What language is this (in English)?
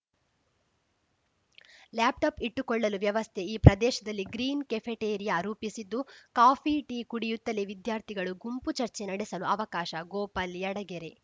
Kannada